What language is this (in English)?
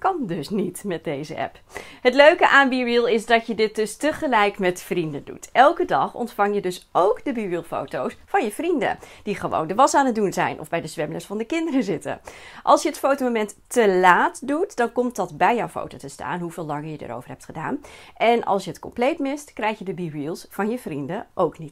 Dutch